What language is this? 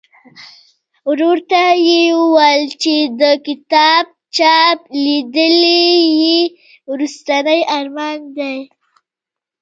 Pashto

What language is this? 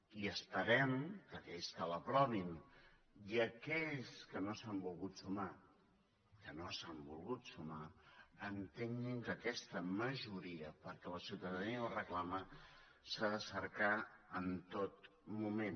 Catalan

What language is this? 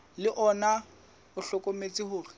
Southern Sotho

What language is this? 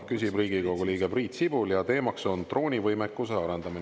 Estonian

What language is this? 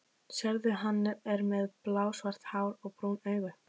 Icelandic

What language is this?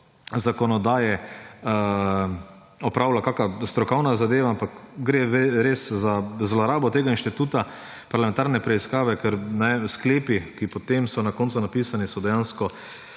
Slovenian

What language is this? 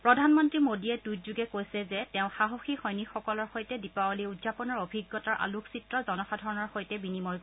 Assamese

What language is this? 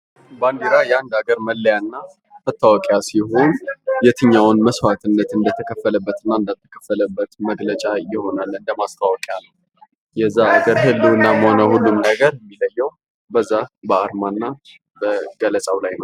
Amharic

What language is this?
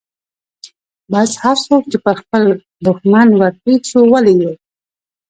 Pashto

